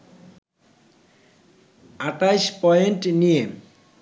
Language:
Bangla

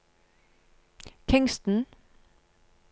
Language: Norwegian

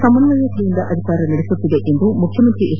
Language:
Kannada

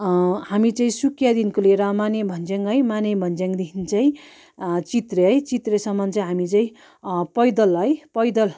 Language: Nepali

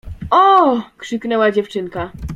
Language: Polish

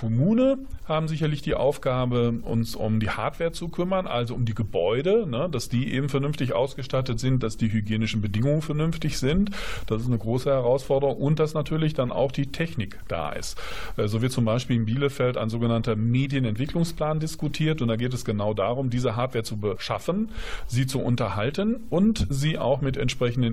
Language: German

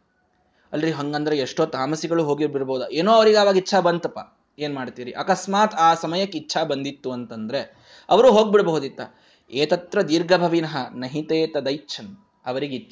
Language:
Kannada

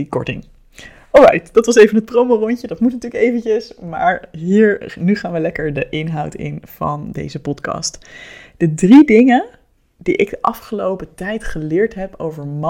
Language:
Dutch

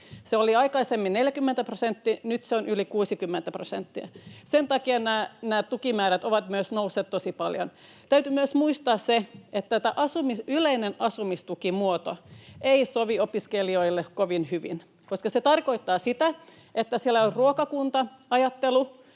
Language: Finnish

